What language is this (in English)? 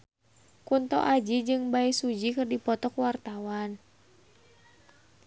Sundanese